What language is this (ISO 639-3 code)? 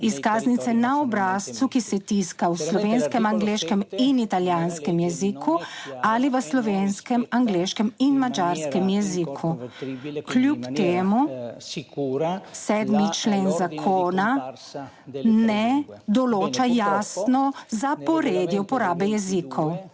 slv